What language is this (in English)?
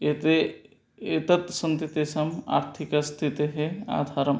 Sanskrit